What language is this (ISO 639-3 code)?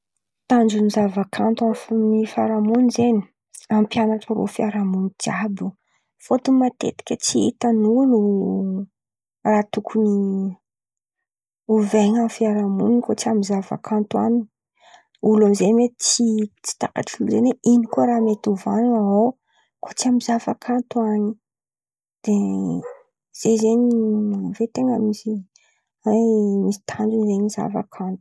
xmv